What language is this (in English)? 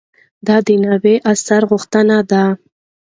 Pashto